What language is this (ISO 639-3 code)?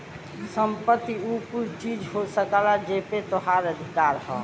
bho